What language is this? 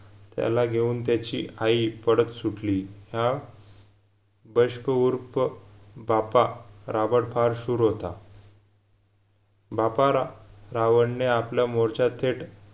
Marathi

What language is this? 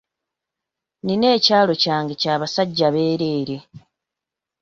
Ganda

